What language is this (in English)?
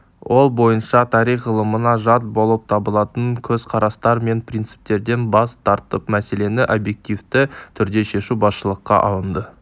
Kazakh